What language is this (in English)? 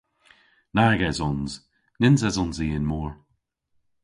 Cornish